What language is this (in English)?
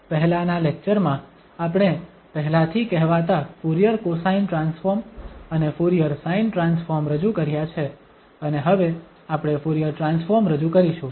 Gujarati